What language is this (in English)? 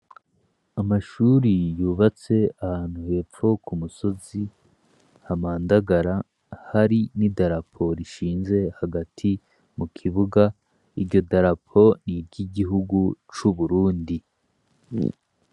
Rundi